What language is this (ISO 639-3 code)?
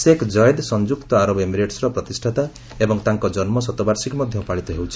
ori